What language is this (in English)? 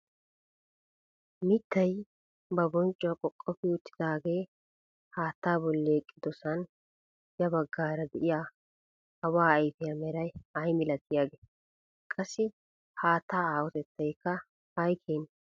Wolaytta